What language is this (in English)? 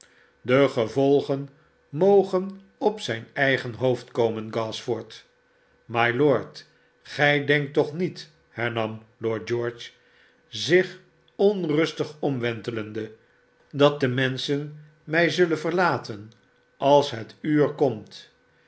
Dutch